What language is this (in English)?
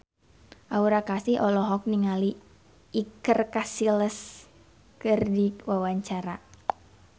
Sundanese